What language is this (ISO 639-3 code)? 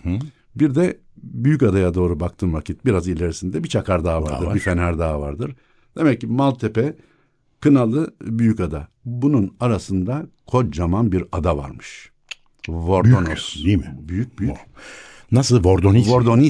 tur